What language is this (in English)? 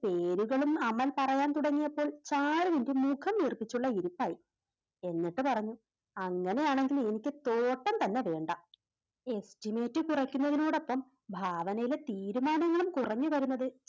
Malayalam